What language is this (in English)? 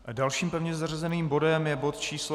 Czech